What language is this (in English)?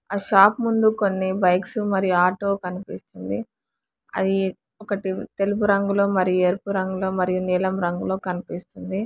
Telugu